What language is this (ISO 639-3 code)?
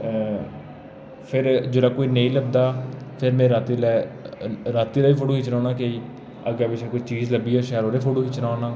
doi